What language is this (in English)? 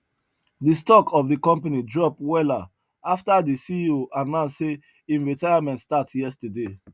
Nigerian Pidgin